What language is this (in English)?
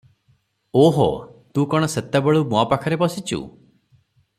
Odia